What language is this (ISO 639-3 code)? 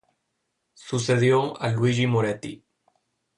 spa